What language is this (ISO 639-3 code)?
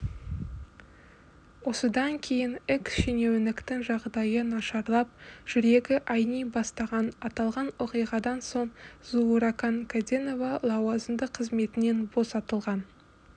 kaz